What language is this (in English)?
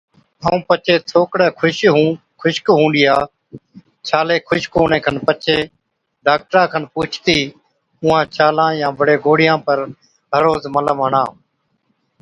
Od